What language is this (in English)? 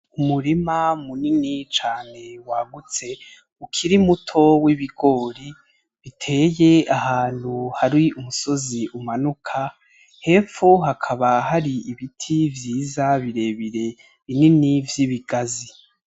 Rundi